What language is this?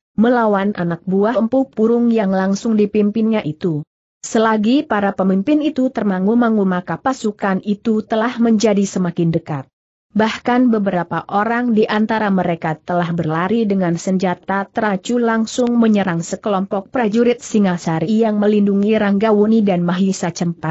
Indonesian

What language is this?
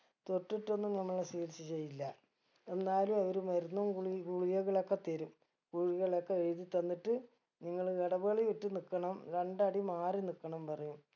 Malayalam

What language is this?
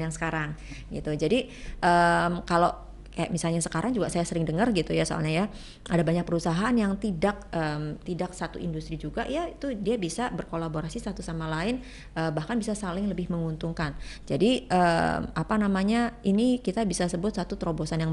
Indonesian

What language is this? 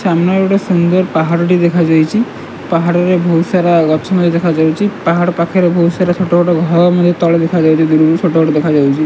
Odia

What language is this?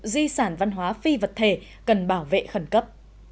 Vietnamese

